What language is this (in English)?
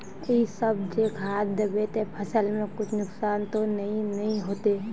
Magahi